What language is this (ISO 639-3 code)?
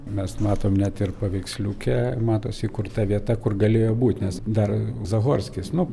lit